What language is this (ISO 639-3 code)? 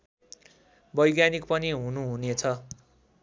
nep